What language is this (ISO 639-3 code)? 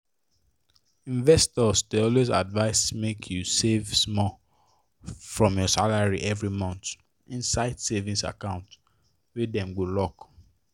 pcm